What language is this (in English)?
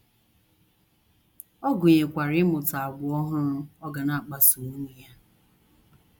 Igbo